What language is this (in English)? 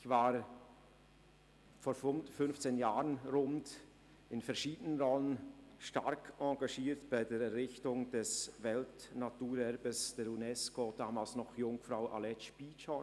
Swiss German